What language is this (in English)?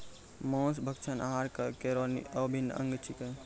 Maithili